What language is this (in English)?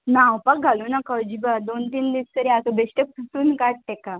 Konkani